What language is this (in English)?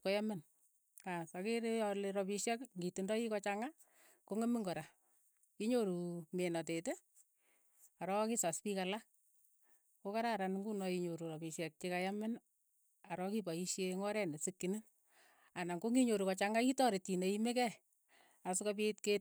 Keiyo